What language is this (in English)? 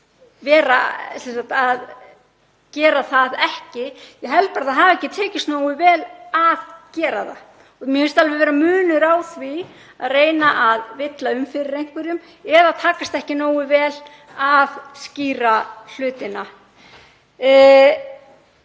Icelandic